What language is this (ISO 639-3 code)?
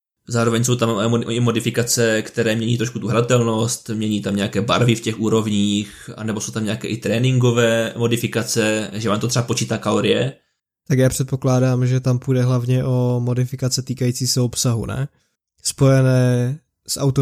ces